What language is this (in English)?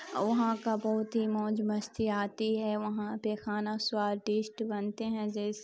Urdu